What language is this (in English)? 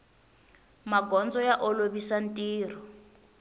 Tsonga